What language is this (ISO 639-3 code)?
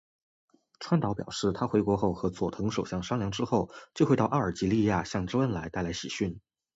zho